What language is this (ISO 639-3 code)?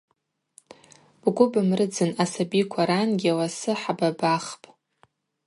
abq